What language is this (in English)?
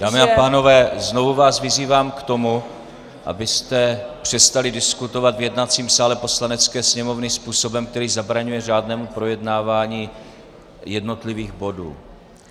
Czech